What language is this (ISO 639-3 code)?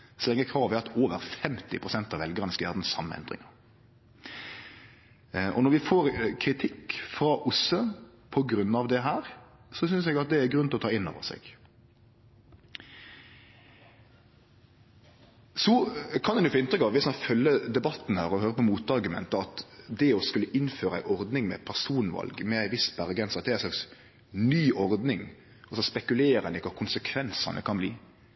nno